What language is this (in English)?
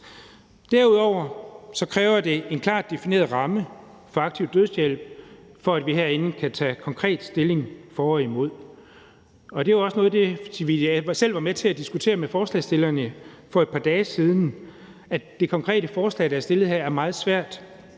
Danish